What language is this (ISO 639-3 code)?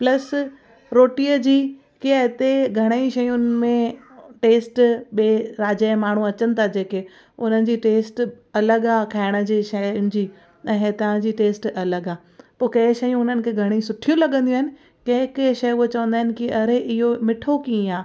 snd